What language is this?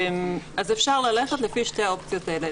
Hebrew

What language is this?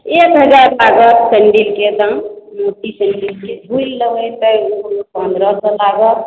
Maithili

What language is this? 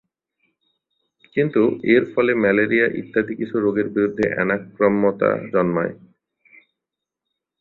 Bangla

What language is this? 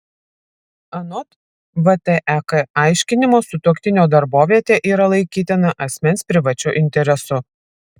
Lithuanian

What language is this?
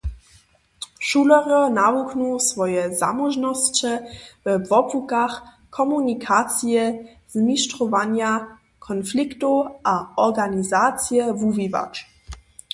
Upper Sorbian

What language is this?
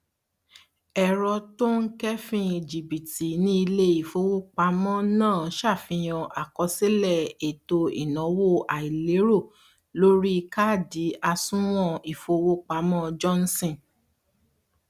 Yoruba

